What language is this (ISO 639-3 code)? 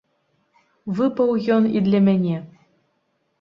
bel